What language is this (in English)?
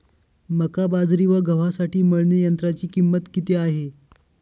Marathi